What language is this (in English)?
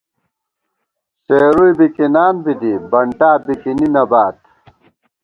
Gawar-Bati